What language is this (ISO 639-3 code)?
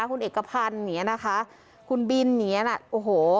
tha